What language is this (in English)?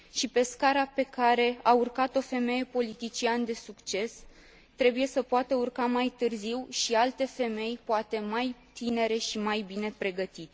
Romanian